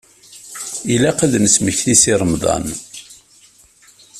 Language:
Kabyle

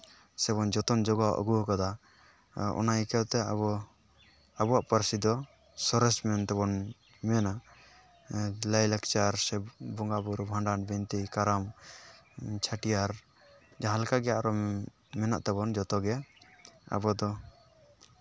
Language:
Santali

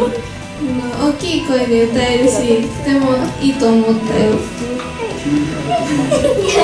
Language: Japanese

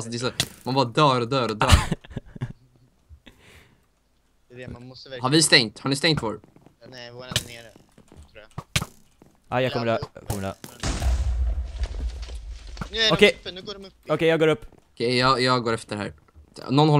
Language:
Swedish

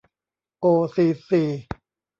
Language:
Thai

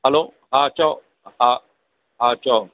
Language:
Sindhi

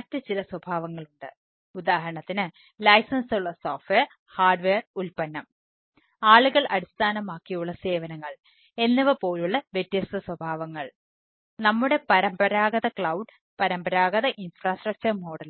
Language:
Malayalam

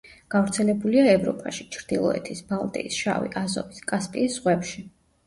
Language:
Georgian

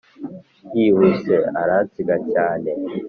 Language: Kinyarwanda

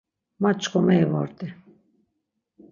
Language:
Laz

